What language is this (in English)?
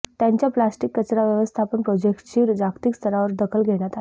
Marathi